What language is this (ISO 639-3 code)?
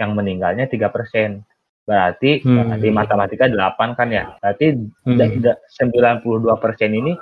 ind